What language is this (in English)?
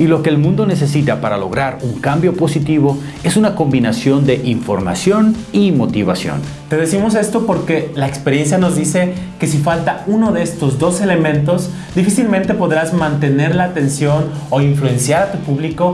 Spanish